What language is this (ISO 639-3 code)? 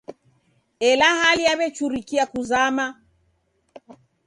dav